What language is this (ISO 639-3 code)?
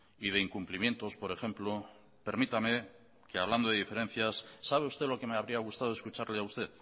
spa